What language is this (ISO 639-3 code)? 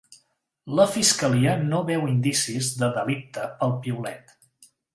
cat